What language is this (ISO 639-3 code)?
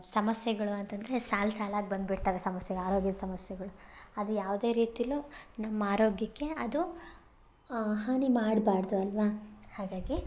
kan